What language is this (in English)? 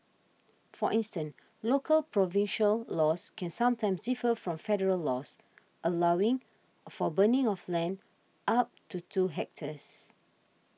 English